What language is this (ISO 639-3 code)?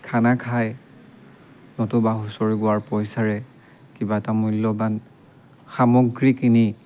asm